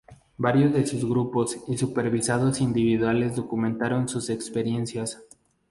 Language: Spanish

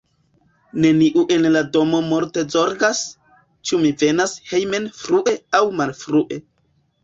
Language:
Esperanto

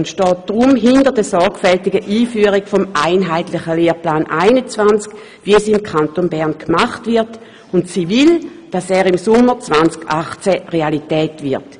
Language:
Swiss German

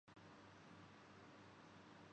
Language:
Urdu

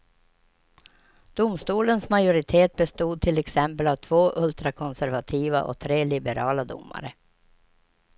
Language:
Swedish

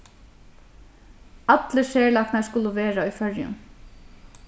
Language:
Faroese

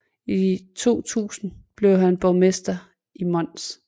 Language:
Danish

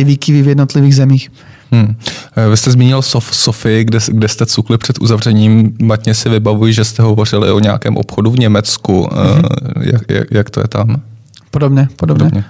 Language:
Czech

